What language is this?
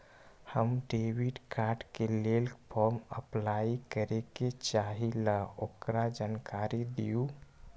Magahi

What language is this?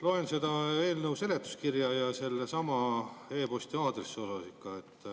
Estonian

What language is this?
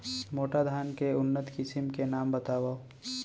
Chhattisgarhi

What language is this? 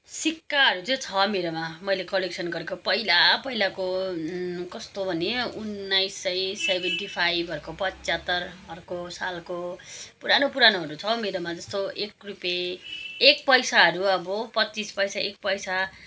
Nepali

